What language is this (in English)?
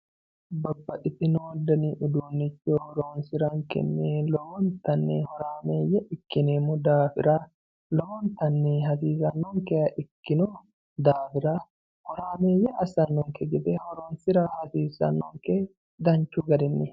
Sidamo